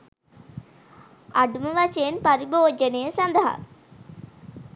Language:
Sinhala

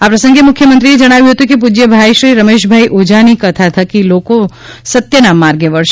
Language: Gujarati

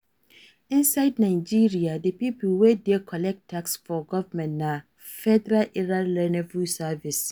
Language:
Nigerian Pidgin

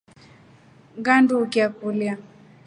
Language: Rombo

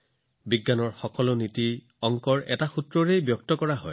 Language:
Assamese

